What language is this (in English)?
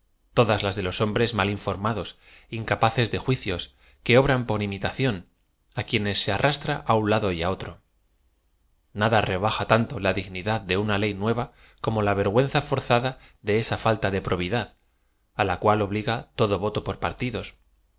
Spanish